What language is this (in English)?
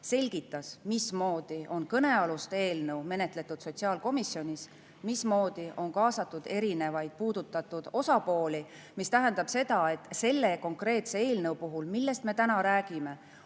Estonian